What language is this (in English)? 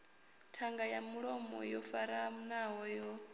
Venda